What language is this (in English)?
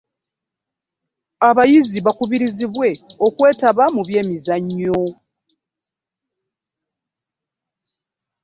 Ganda